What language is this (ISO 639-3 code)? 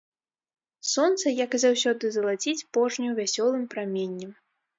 bel